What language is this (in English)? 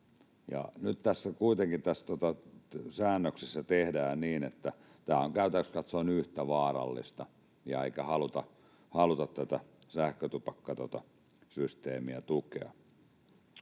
Finnish